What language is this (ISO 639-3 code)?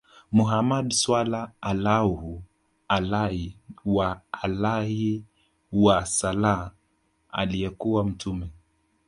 swa